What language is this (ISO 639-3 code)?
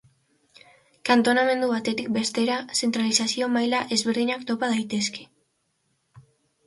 eus